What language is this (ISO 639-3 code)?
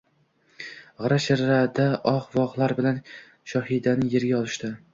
uzb